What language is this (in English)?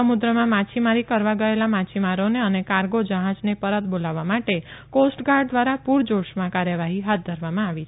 Gujarati